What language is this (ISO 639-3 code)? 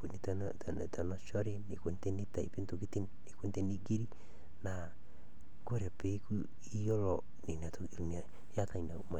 mas